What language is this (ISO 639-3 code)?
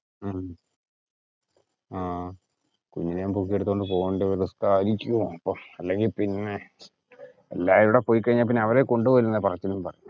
mal